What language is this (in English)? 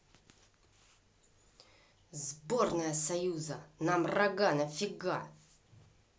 Russian